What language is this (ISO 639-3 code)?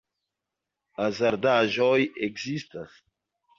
epo